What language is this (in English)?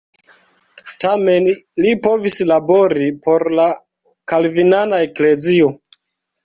Esperanto